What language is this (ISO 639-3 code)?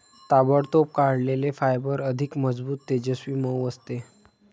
mar